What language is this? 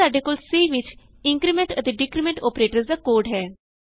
Punjabi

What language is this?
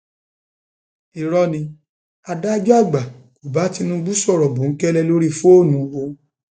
Yoruba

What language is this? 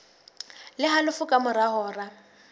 Southern Sotho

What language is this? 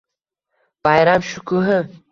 Uzbek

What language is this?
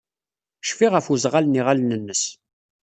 Kabyle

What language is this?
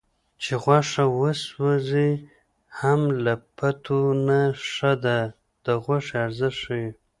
Pashto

